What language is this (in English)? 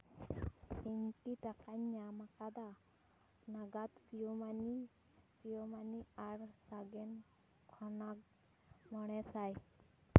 Santali